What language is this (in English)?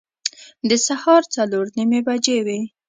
Pashto